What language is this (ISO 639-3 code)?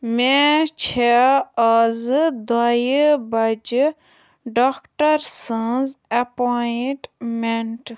kas